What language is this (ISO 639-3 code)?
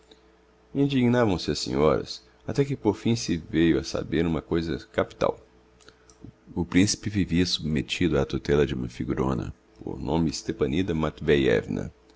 por